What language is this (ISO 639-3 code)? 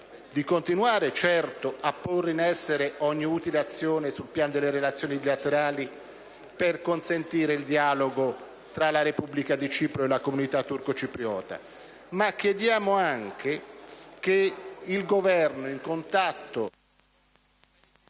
ita